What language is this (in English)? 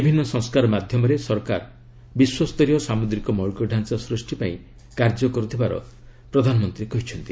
Odia